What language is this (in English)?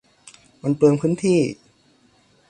Thai